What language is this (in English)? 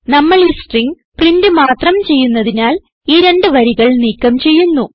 Malayalam